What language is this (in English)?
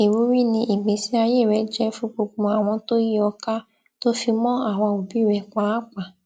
Yoruba